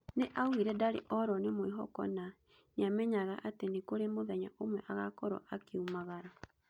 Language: Kikuyu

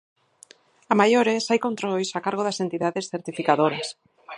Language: Galician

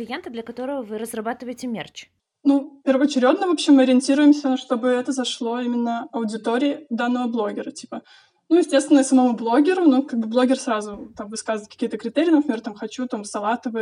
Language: Russian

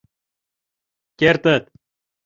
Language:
Mari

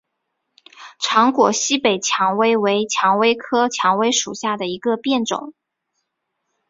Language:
Chinese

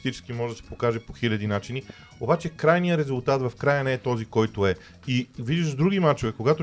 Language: Bulgarian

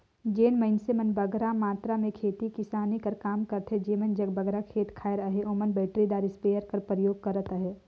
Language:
Chhattisgarhi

